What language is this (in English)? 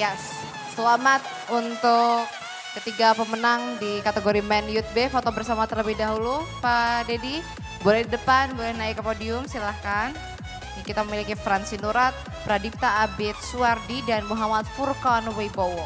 Indonesian